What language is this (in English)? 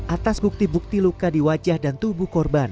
Indonesian